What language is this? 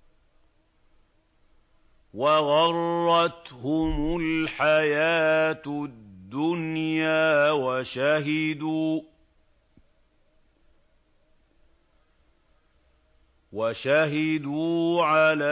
Arabic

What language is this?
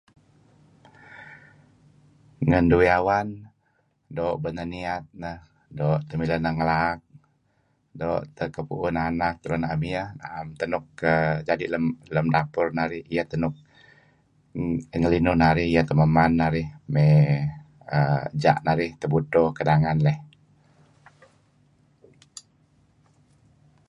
Kelabit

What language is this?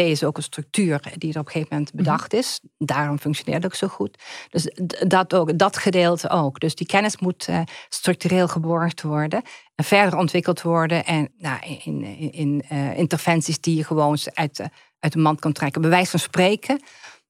Dutch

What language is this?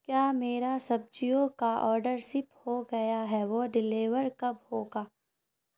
Urdu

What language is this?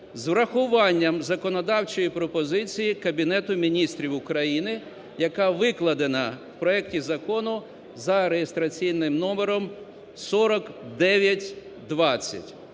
Ukrainian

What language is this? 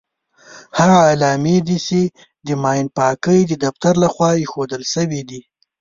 Pashto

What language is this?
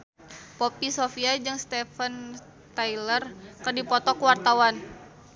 Sundanese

